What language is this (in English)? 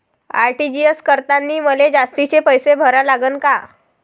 Marathi